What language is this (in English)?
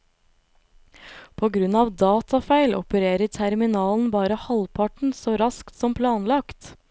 Norwegian